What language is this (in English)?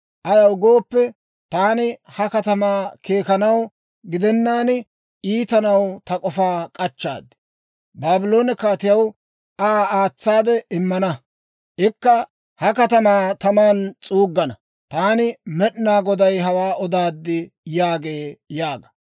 Dawro